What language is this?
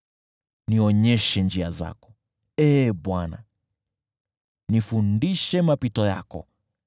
Swahili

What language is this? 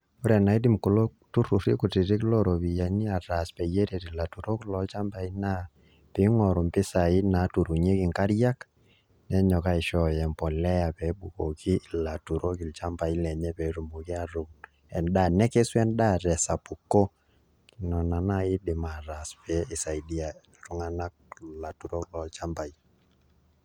Masai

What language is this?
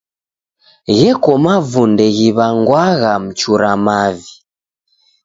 Taita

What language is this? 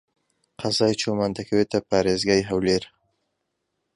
Central Kurdish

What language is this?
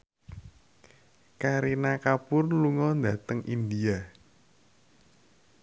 Javanese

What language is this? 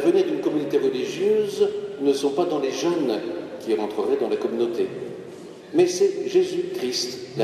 French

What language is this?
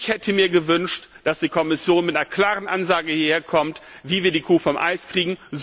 German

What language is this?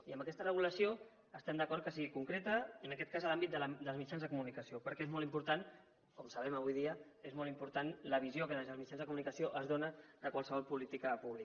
Catalan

